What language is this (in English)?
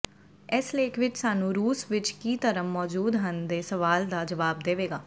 Punjabi